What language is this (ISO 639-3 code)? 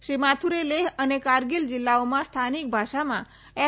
guj